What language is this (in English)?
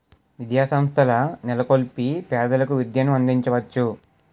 Telugu